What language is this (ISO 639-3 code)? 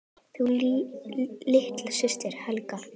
isl